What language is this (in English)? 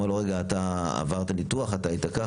Hebrew